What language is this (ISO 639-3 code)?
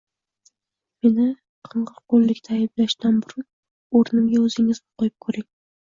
uzb